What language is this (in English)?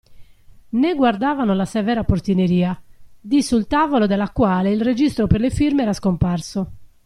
Italian